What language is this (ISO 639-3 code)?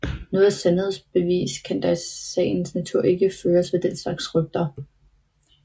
dan